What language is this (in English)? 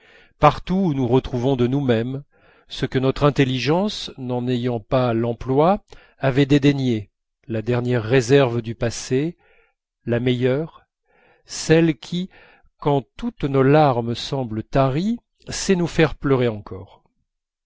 French